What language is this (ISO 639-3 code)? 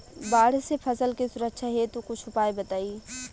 bho